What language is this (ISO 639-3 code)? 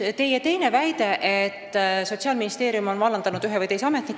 est